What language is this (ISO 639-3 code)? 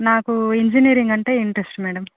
tel